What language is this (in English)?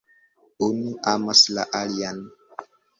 Esperanto